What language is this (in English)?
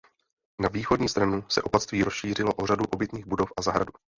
Czech